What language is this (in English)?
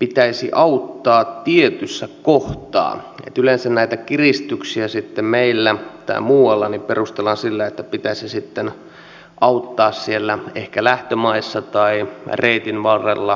Finnish